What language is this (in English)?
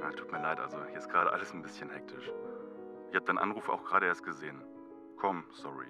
German